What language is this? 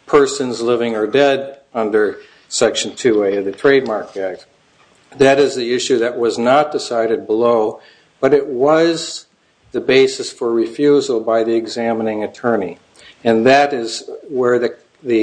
English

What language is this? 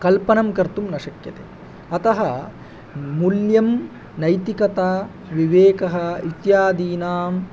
Sanskrit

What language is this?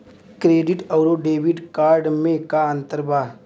Bhojpuri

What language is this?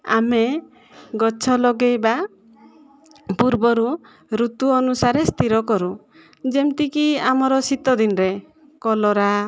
Odia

